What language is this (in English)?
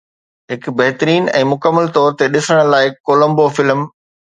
Sindhi